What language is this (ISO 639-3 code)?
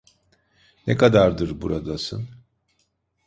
tur